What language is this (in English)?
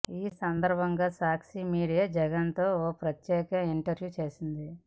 Telugu